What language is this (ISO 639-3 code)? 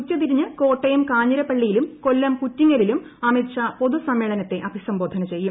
mal